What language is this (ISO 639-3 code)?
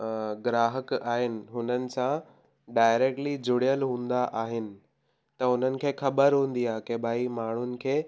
snd